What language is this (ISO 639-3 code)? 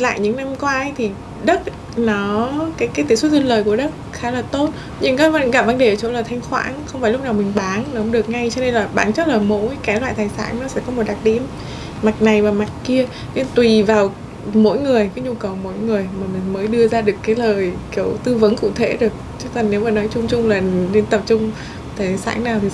vie